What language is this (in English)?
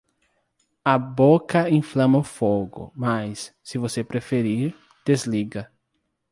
Portuguese